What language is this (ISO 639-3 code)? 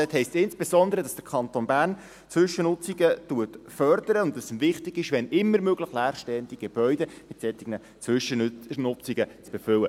gsw